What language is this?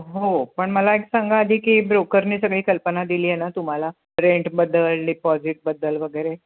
Marathi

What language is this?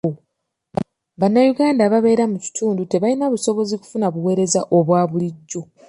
Ganda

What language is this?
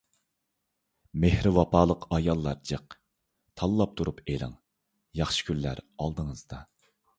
Uyghur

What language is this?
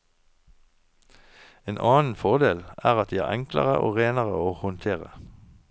Norwegian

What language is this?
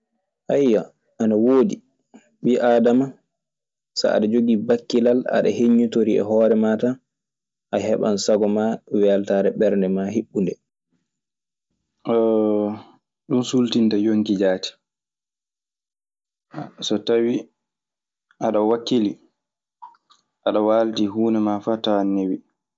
Maasina Fulfulde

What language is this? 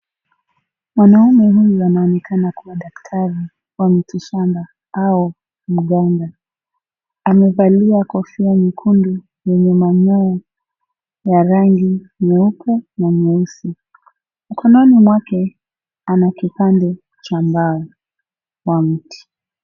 Swahili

